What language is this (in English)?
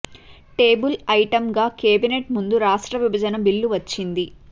Telugu